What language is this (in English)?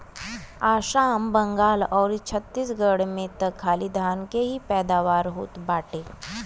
Bhojpuri